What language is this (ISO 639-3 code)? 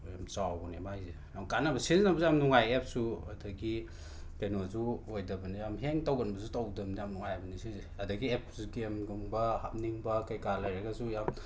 mni